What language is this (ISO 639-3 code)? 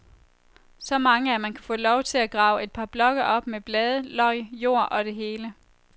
dan